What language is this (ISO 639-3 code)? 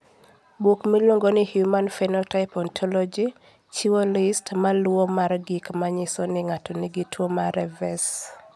luo